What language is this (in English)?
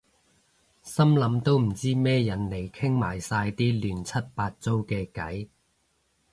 Cantonese